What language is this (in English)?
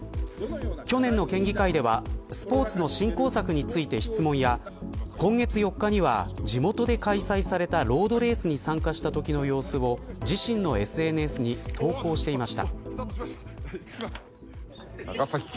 Japanese